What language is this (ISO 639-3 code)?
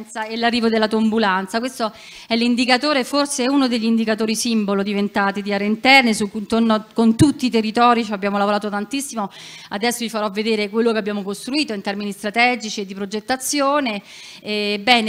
ita